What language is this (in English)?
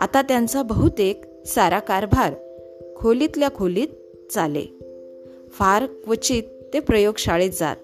Marathi